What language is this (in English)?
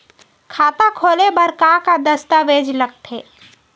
Chhattisgarhi